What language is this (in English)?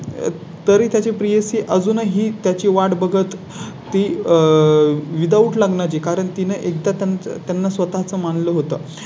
Marathi